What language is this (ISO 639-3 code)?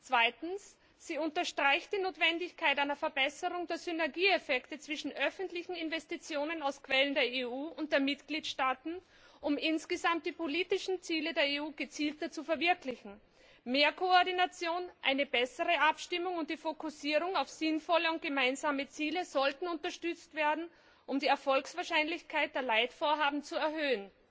deu